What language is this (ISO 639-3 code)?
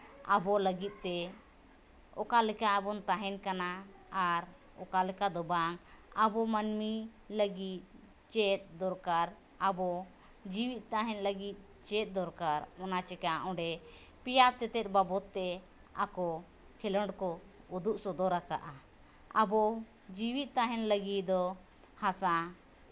sat